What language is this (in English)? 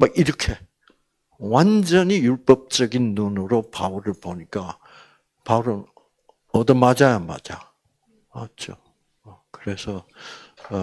Korean